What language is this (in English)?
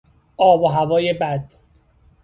Persian